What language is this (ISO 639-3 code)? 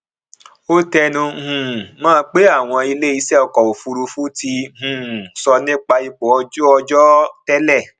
yor